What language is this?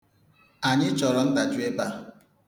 Igbo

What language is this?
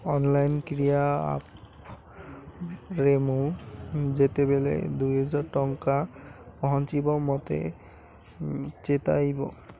Odia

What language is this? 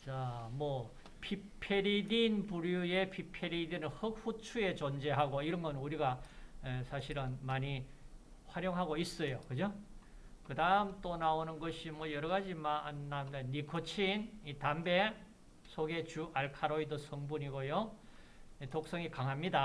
Korean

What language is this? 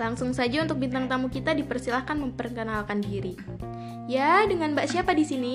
Indonesian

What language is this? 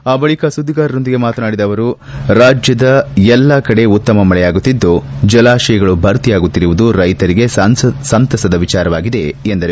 Kannada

